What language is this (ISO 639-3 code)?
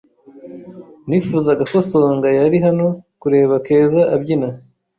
kin